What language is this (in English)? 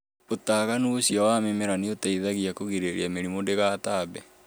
Kikuyu